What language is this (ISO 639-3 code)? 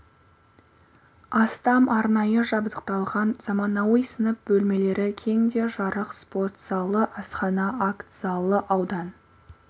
kaz